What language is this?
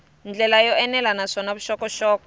Tsonga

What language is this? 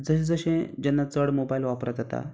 Konkani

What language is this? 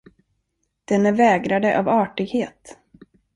Swedish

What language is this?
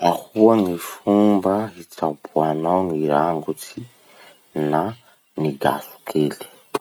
Masikoro Malagasy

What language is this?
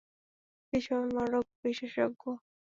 Bangla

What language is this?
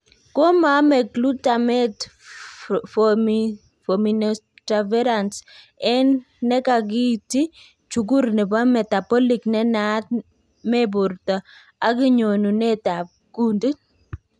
Kalenjin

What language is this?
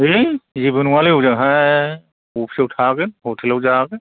Bodo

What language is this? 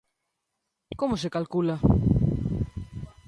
Galician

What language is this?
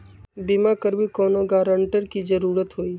Magahi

